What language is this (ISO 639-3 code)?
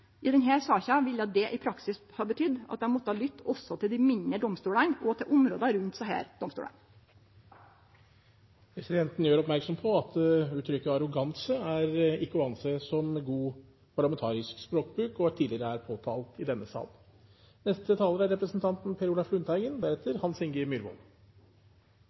nor